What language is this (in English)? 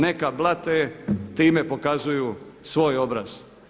Croatian